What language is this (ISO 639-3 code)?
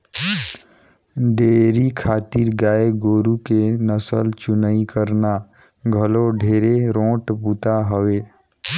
hne